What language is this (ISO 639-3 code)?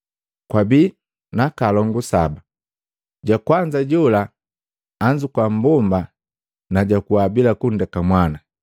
mgv